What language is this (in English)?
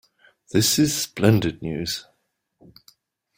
English